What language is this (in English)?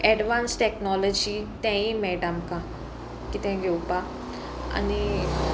Konkani